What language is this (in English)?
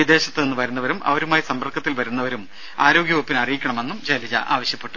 Malayalam